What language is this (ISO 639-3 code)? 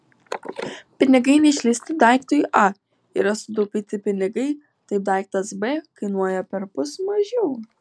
lit